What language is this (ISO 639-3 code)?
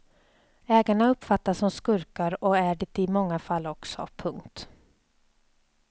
swe